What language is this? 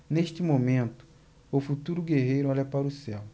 Portuguese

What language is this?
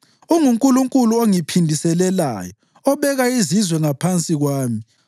North Ndebele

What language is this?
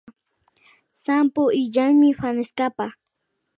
Imbabura Highland Quichua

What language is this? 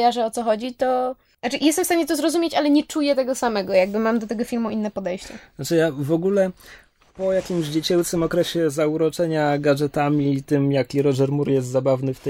Polish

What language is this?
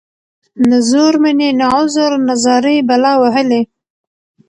Pashto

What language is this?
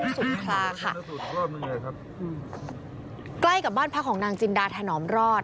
Thai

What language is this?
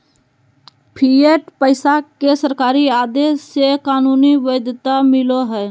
Magahi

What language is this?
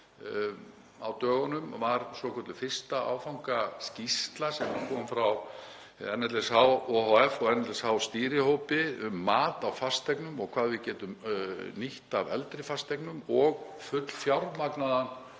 Icelandic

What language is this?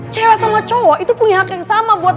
Indonesian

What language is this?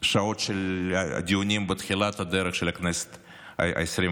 Hebrew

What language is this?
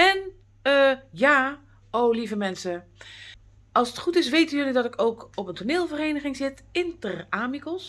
Dutch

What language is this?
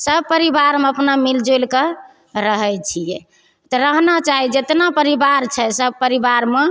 Maithili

